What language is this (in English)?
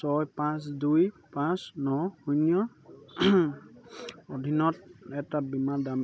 Assamese